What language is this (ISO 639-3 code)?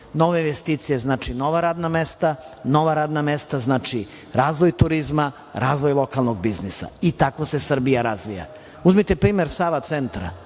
srp